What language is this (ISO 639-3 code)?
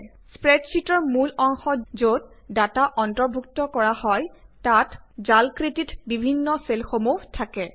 asm